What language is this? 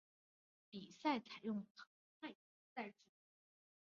Chinese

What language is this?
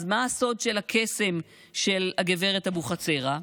Hebrew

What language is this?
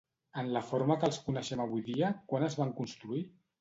Catalan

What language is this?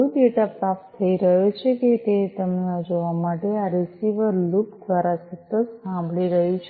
Gujarati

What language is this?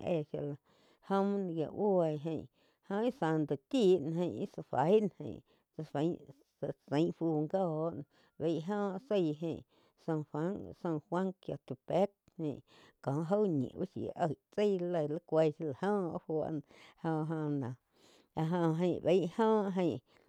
Quiotepec Chinantec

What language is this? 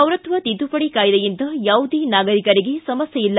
Kannada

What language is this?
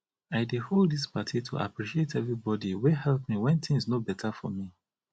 Nigerian Pidgin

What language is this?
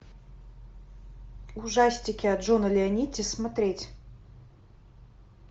Russian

